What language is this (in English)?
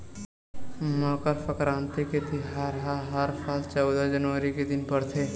Chhattisgarhi